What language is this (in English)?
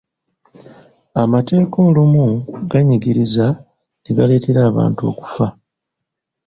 Ganda